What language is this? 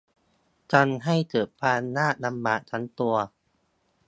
Thai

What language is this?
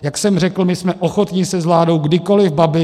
Czech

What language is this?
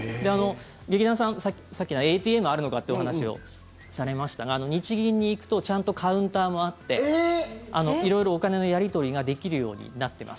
Japanese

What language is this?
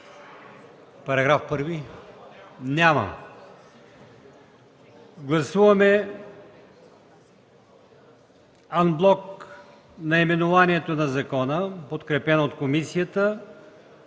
Bulgarian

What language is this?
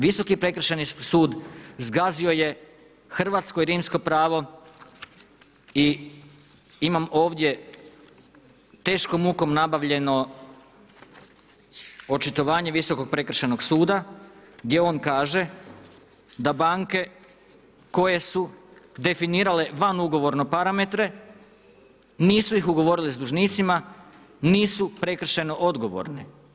Croatian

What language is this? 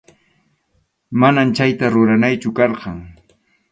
Arequipa-La Unión Quechua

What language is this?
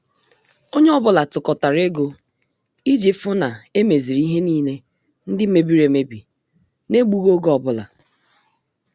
Igbo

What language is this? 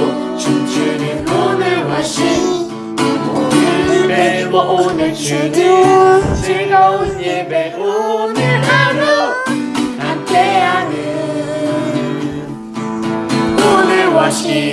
Korean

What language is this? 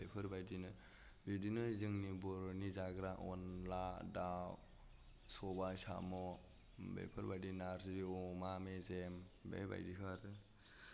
Bodo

